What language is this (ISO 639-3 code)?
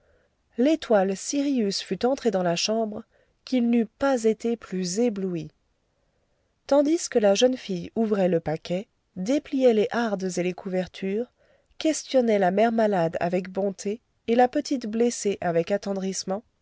fra